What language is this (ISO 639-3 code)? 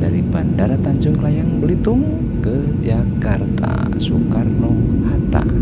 ind